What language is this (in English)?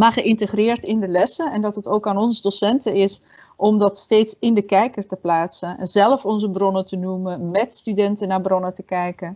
Dutch